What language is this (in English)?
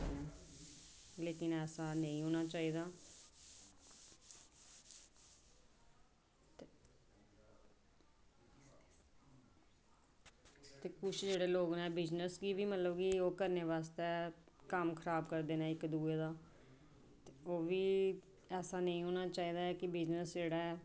Dogri